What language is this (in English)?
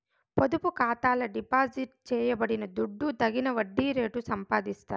Telugu